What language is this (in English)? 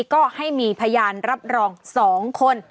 Thai